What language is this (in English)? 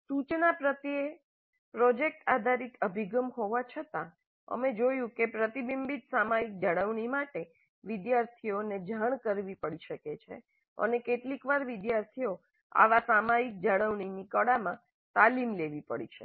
Gujarati